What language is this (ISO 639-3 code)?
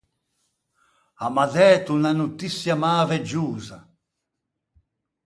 lij